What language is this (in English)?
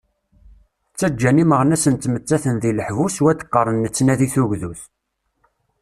Kabyle